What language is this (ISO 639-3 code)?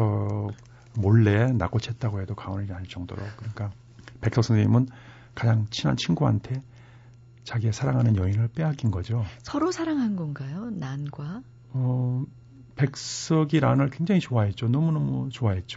kor